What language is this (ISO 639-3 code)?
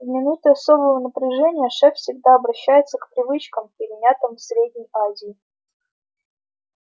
rus